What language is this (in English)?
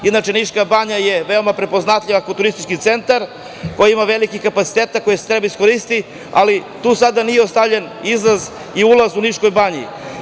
Serbian